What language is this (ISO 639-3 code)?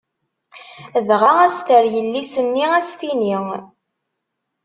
kab